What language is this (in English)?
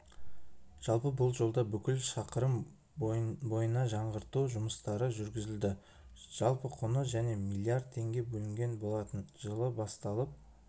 Kazakh